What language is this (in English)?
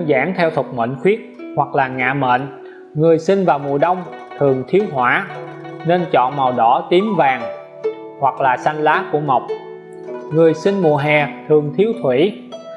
Vietnamese